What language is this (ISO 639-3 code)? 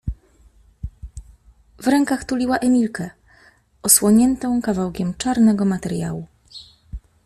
pol